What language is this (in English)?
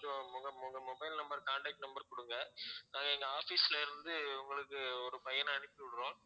Tamil